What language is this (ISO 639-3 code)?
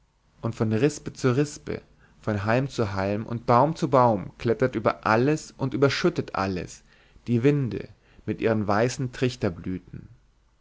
deu